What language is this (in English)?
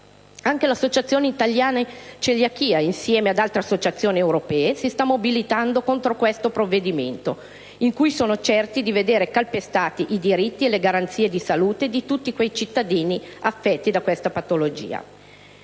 Italian